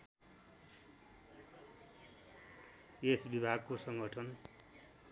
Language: Nepali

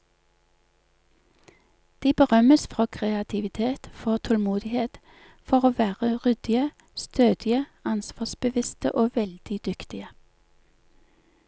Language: Norwegian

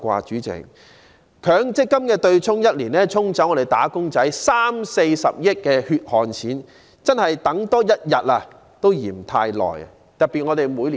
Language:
Cantonese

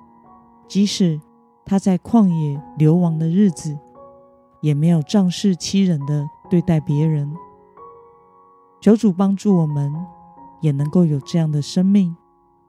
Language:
Chinese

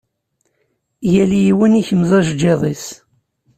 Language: Kabyle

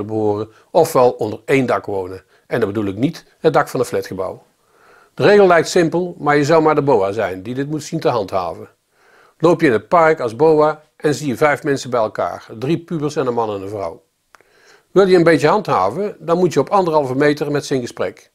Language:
Dutch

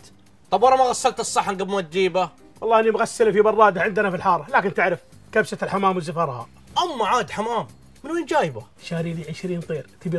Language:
Arabic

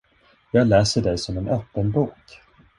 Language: Swedish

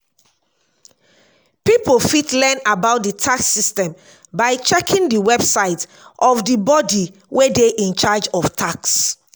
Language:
Nigerian Pidgin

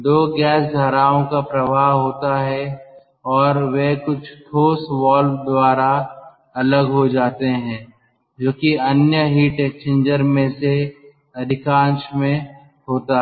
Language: Hindi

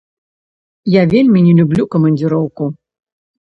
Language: Belarusian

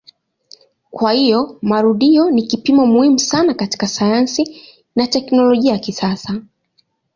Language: Swahili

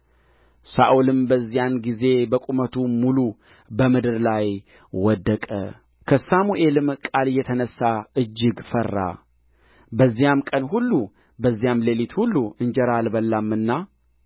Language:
Amharic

